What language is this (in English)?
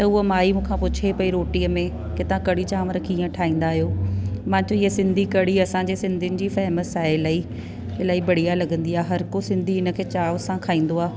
Sindhi